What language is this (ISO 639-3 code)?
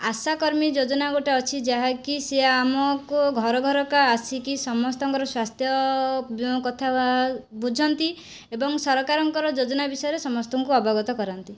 ori